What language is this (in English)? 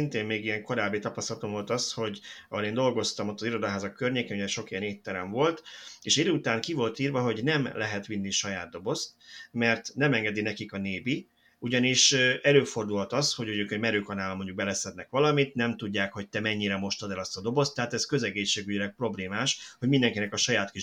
Hungarian